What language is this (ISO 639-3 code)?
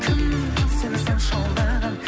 kaz